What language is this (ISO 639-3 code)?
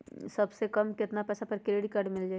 mag